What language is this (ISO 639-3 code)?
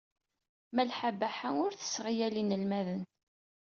kab